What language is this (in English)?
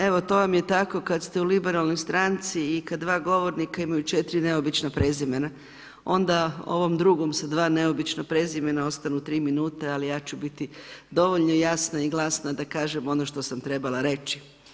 Croatian